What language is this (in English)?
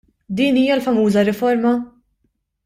Maltese